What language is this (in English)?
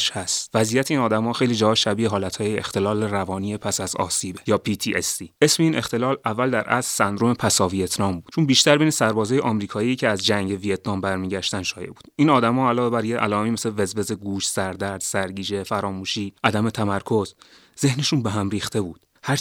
Persian